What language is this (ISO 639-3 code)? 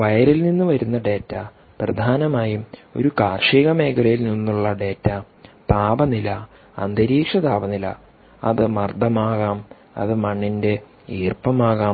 mal